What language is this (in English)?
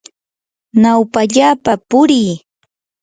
Yanahuanca Pasco Quechua